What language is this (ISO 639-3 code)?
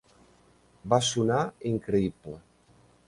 cat